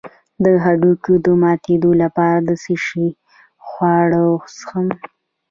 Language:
Pashto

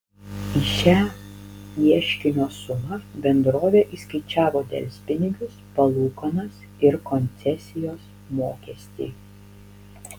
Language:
Lithuanian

